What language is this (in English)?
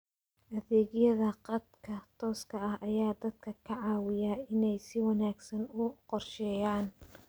Somali